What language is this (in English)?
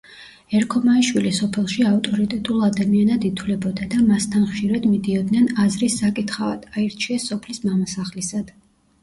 Georgian